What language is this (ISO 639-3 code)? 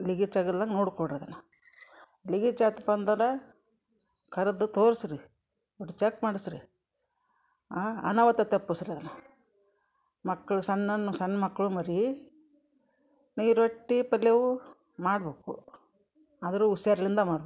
kan